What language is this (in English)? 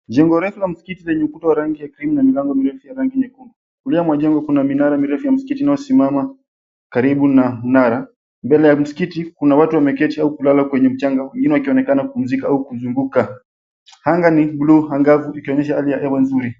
Swahili